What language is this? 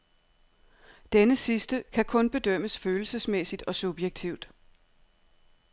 Danish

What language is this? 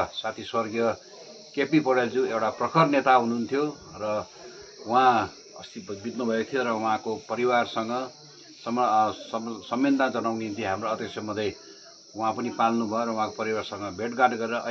Arabic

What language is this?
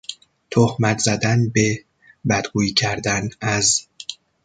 Persian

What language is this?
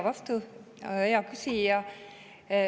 Estonian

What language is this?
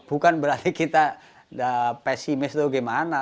Indonesian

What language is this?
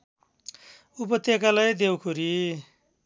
Nepali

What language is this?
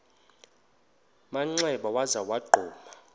Xhosa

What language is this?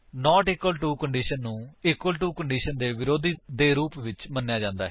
Punjabi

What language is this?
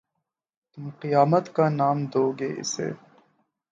Urdu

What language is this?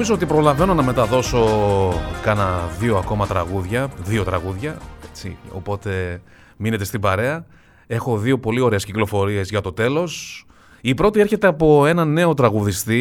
Greek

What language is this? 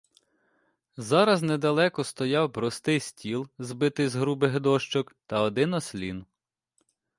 Ukrainian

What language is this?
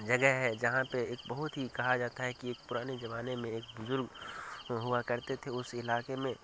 Urdu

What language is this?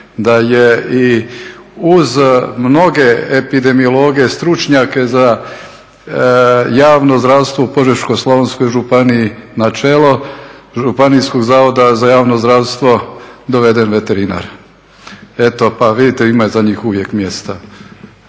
Croatian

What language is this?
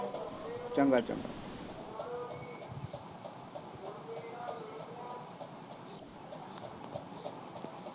Punjabi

